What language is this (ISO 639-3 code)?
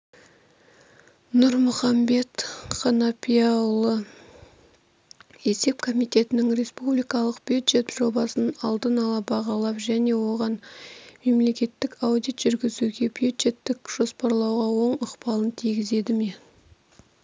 kaz